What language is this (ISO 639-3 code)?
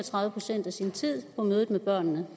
dan